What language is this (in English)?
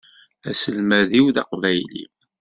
Kabyle